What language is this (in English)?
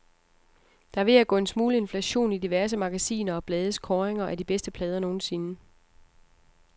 Danish